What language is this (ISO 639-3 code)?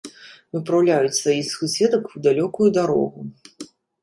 bel